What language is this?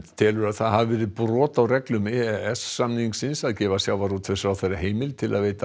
Icelandic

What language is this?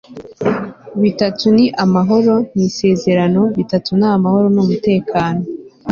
Kinyarwanda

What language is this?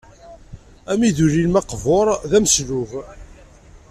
Kabyle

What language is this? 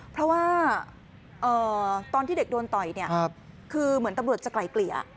Thai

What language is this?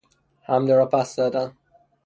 Persian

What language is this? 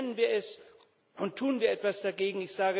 German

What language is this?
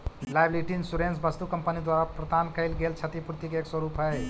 Magahi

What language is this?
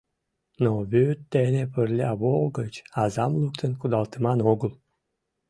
Mari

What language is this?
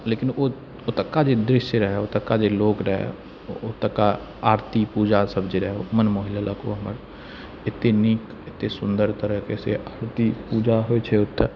Maithili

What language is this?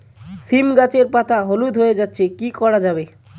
Bangla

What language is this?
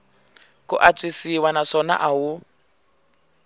Tsonga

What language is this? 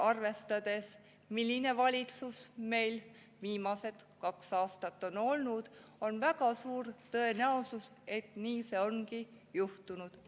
Estonian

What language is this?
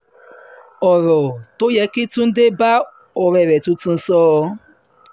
Yoruba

